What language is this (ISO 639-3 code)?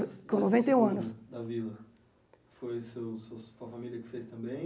por